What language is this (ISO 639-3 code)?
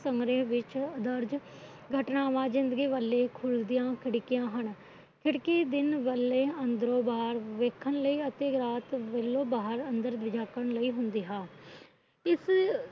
pan